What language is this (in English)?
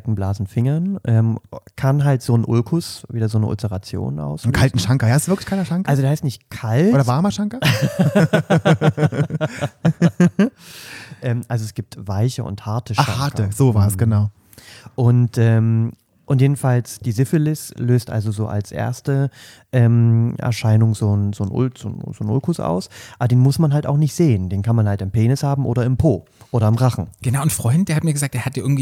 German